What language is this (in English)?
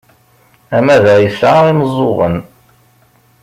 Kabyle